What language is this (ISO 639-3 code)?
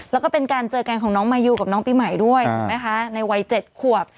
tha